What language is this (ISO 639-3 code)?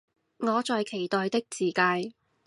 yue